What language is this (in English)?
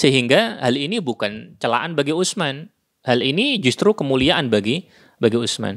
Indonesian